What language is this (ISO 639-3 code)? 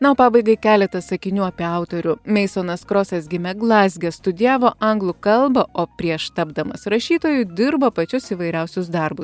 lit